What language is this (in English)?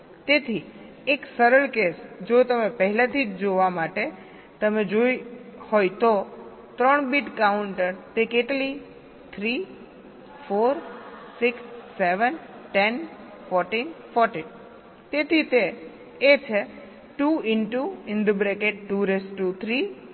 Gujarati